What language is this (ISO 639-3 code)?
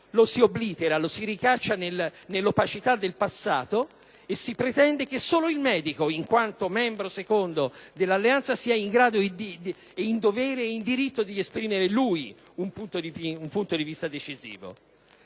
ita